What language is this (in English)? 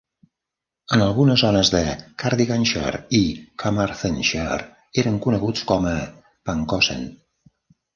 Catalan